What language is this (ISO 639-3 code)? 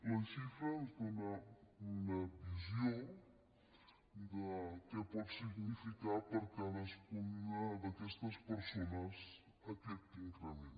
cat